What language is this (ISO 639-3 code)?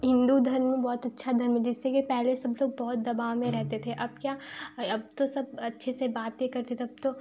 hin